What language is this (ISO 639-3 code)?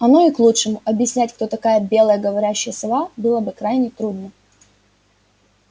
rus